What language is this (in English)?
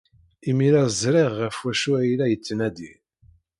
Kabyle